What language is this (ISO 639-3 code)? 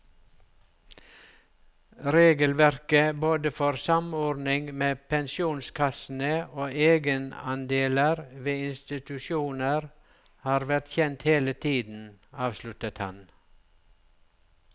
nor